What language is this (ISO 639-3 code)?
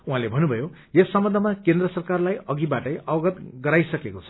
nep